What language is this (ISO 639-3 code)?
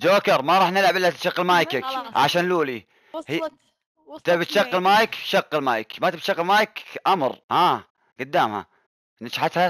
ara